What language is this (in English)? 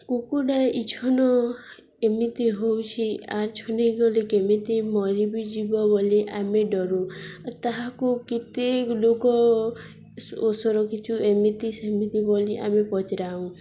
Odia